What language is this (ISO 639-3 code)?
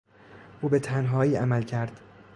fas